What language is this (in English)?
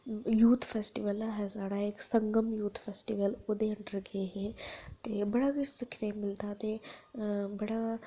Dogri